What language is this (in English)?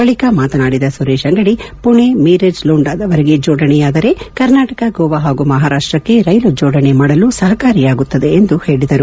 Kannada